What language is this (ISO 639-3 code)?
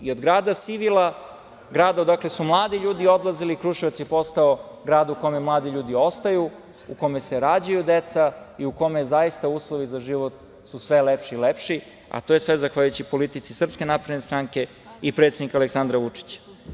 srp